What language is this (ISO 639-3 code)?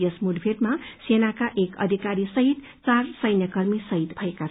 nep